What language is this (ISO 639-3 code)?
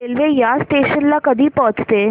mar